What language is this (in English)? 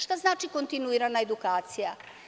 Serbian